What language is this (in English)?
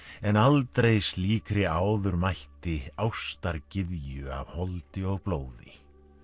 Icelandic